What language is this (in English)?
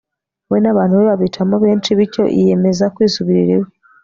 Kinyarwanda